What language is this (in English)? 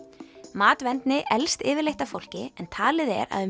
Icelandic